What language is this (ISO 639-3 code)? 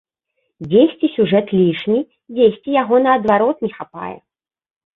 bel